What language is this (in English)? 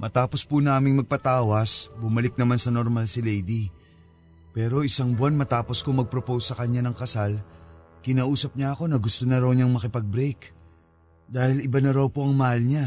Filipino